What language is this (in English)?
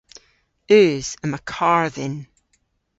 Cornish